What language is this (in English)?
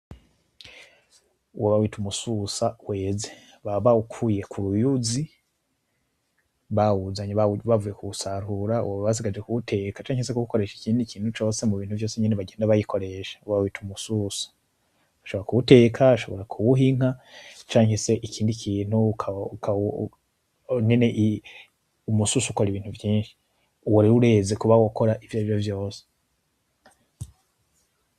Rundi